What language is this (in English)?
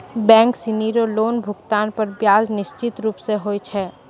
Maithili